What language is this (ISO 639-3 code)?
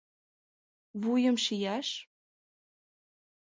chm